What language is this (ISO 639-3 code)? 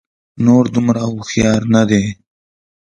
pus